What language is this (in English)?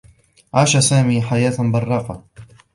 Arabic